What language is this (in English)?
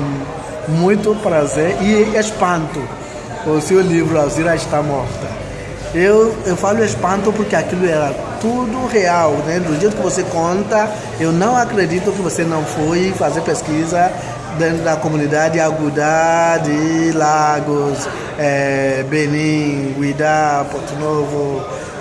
Portuguese